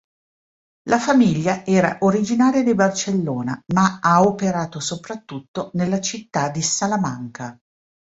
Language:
Italian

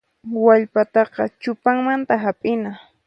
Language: Puno Quechua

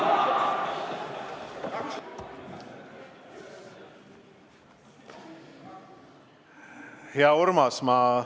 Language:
Estonian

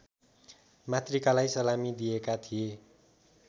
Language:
Nepali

